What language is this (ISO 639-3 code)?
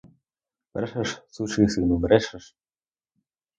ukr